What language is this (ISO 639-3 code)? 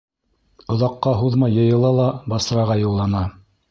bak